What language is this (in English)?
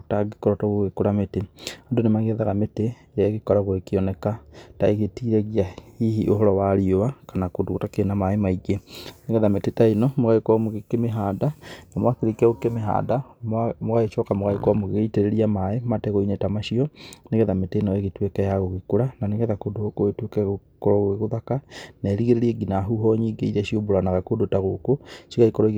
Kikuyu